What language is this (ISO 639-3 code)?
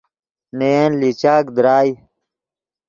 ydg